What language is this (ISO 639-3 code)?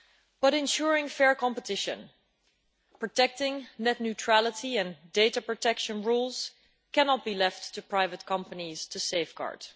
eng